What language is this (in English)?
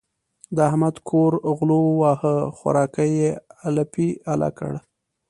Pashto